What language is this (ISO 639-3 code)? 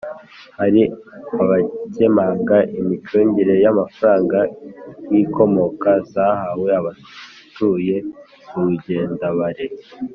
kin